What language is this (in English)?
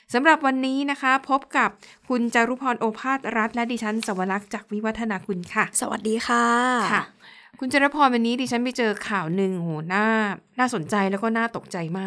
Thai